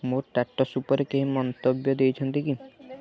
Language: Odia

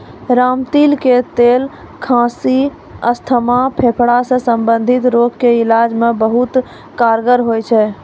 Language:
Maithili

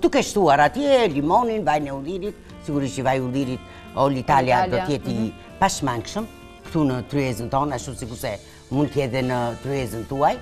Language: Romanian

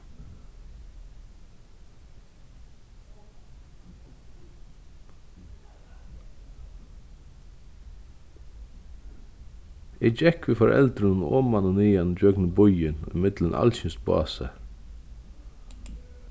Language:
Faroese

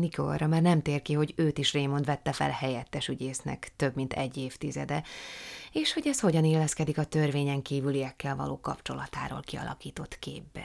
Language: Hungarian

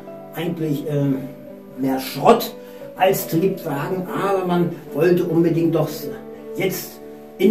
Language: German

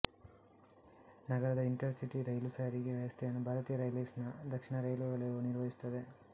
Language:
Kannada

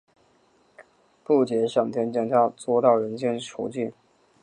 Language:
Chinese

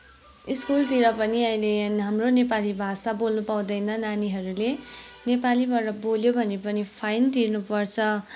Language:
Nepali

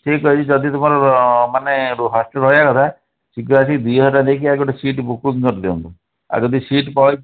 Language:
Odia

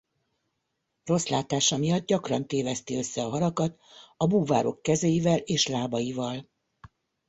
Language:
Hungarian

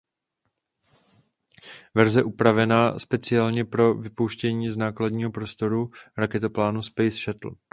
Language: Czech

